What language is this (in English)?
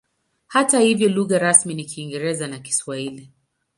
Swahili